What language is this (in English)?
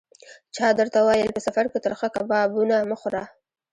Pashto